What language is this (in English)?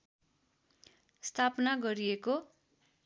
Nepali